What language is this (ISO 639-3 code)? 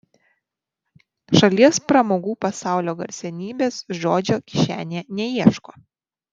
lit